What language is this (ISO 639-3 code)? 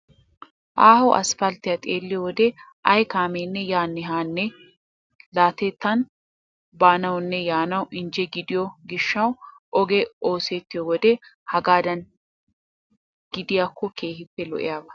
wal